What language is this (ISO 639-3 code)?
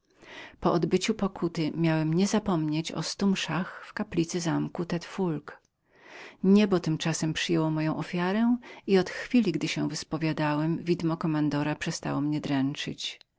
pol